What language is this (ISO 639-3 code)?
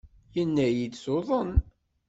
kab